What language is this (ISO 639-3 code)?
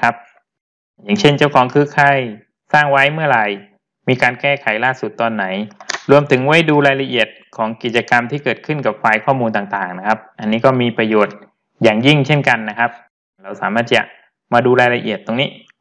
tha